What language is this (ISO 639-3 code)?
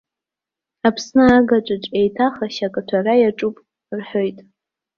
abk